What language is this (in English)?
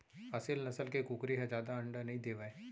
Chhattisgarhi